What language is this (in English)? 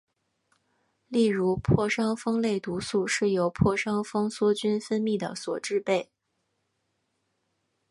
Chinese